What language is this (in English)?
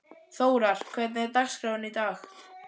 Icelandic